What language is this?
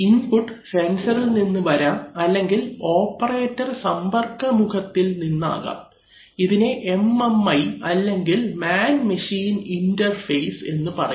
Malayalam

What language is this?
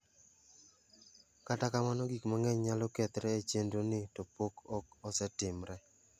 Luo (Kenya and Tanzania)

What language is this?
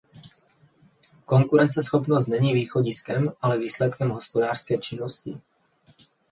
Czech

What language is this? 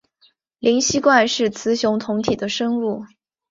Chinese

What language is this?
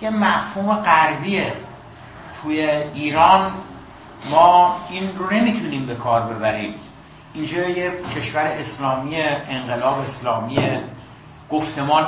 Persian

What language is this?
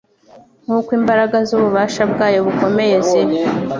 Kinyarwanda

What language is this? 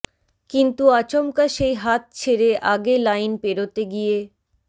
Bangla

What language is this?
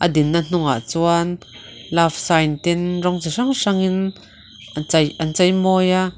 Mizo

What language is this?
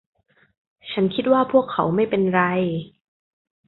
Thai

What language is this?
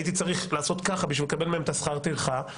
Hebrew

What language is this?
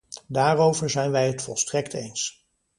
Dutch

